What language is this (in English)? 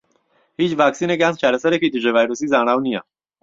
Central Kurdish